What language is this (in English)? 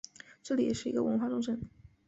Chinese